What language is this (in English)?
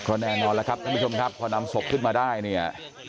Thai